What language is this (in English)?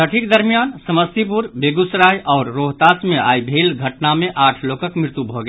Maithili